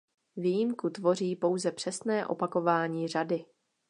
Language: Czech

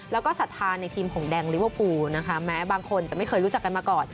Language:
Thai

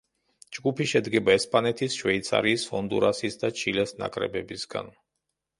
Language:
Georgian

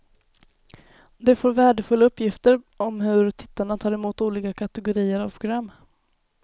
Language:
Swedish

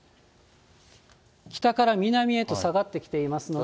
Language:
Japanese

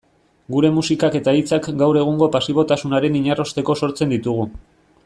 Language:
Basque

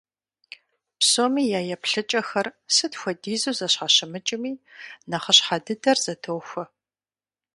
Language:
Kabardian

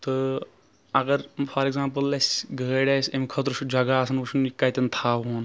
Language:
Kashmiri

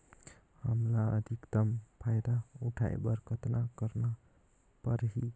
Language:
Chhattisgarhi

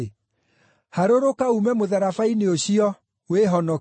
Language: Kikuyu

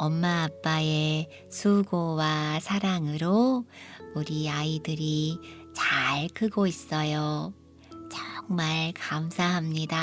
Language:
Korean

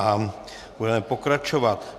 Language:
Czech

